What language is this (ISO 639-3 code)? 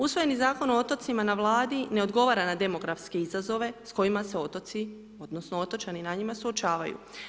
hrv